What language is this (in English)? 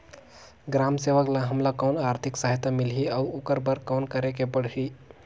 Chhattisgarhi